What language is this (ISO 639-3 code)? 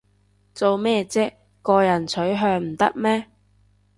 yue